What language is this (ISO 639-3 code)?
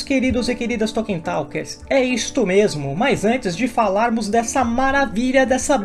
por